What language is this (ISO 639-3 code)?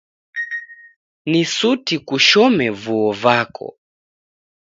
dav